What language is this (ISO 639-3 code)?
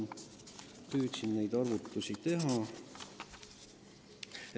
est